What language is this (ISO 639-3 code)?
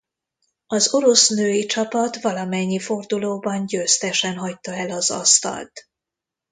hun